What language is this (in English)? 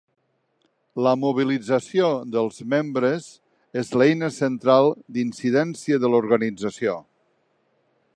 Catalan